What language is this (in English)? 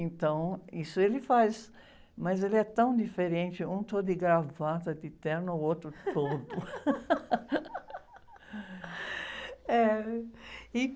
Portuguese